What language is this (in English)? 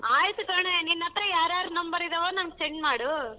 Kannada